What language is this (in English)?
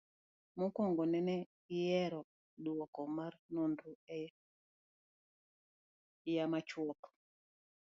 Luo (Kenya and Tanzania)